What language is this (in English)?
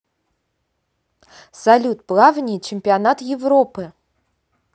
Russian